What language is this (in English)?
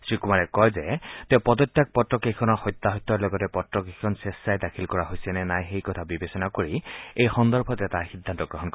Assamese